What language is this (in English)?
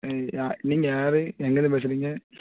Tamil